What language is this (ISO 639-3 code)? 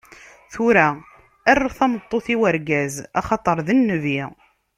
kab